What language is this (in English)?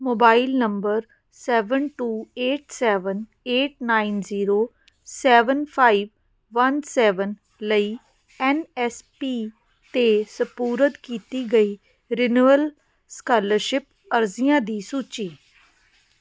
Punjabi